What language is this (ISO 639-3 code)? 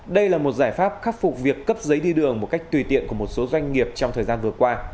vie